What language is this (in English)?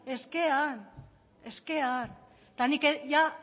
Basque